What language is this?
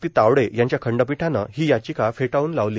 Marathi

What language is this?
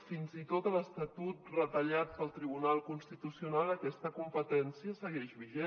Catalan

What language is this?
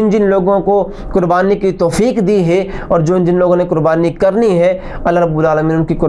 Hindi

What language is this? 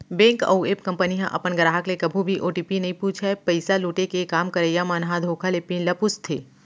Chhattisgarhi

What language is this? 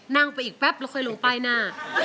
Thai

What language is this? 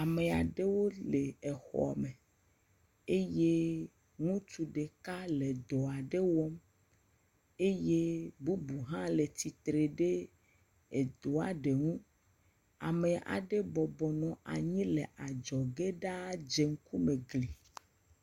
Ewe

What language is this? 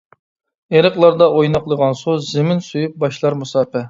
Uyghur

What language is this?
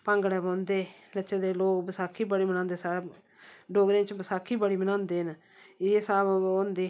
Dogri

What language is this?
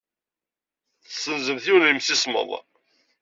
Kabyle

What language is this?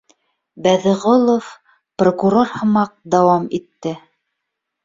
Bashkir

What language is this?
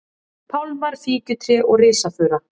Icelandic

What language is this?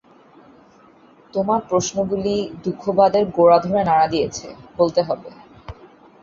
Bangla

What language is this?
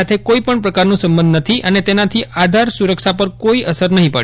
Gujarati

